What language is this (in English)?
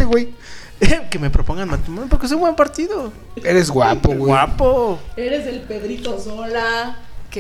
Spanish